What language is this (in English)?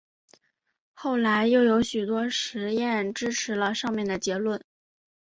Chinese